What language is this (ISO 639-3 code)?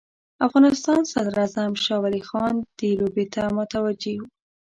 pus